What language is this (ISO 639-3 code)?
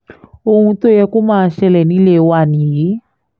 yor